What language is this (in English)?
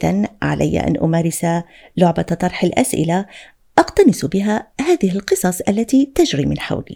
Arabic